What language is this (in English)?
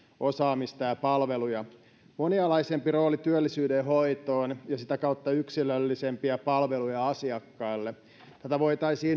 Finnish